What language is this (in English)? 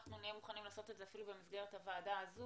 Hebrew